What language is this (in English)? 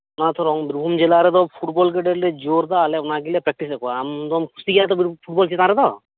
Santali